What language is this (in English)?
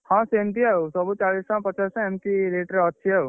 Odia